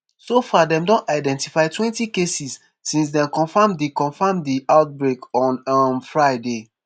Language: Nigerian Pidgin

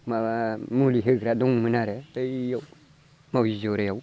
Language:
Bodo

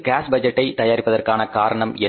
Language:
Tamil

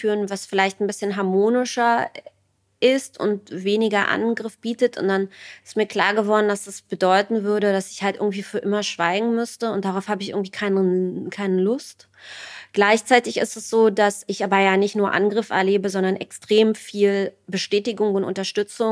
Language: German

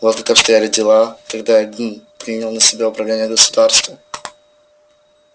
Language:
Russian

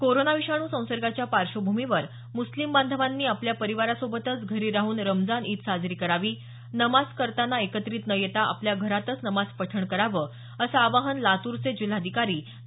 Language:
Marathi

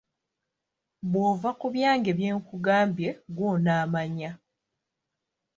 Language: Ganda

